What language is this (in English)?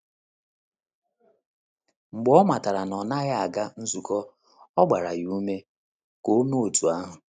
Igbo